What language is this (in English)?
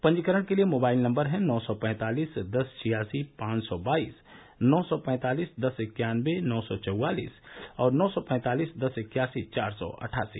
Hindi